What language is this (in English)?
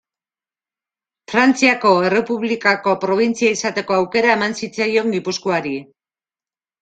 Basque